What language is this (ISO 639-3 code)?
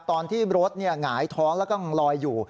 tha